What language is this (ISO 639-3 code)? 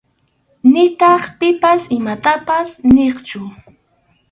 qxu